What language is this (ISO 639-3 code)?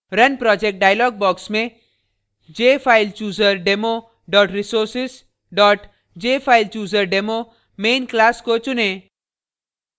hin